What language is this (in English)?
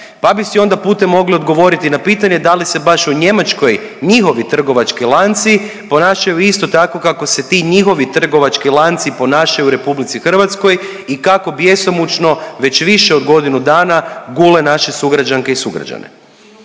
Croatian